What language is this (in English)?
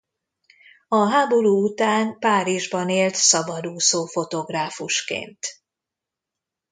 Hungarian